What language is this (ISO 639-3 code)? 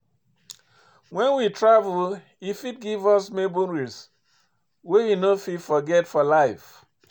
pcm